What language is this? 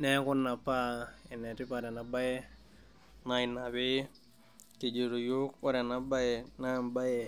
Masai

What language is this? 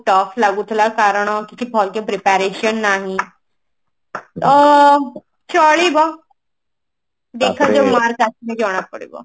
Odia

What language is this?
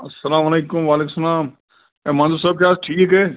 Kashmiri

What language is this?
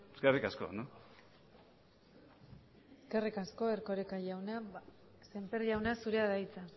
Basque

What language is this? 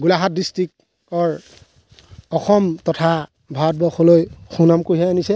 Assamese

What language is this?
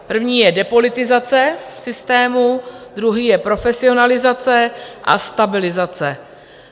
Czech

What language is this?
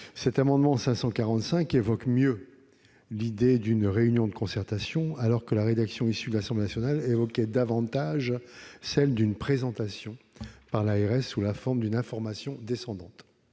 French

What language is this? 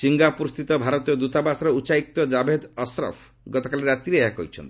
Odia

